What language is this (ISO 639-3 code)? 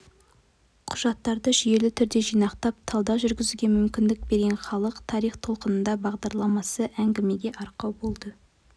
kaz